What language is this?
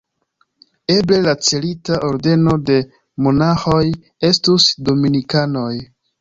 Esperanto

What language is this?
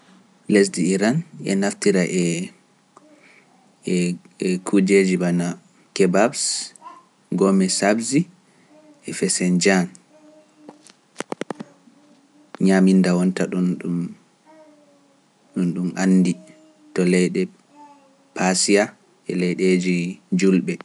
Pular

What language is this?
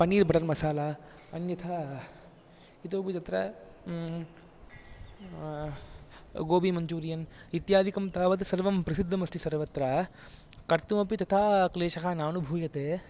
Sanskrit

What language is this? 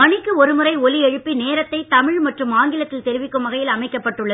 Tamil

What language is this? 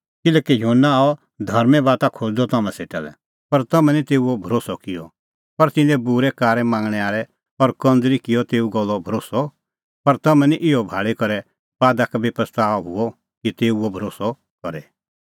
Kullu Pahari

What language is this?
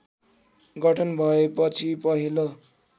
Nepali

